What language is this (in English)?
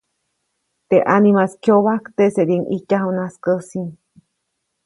Copainalá Zoque